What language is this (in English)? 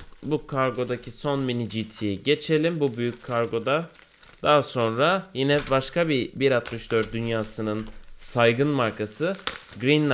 Turkish